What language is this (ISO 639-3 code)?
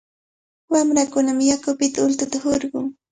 qvl